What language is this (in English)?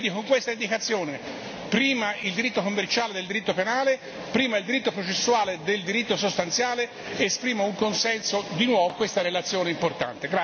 Italian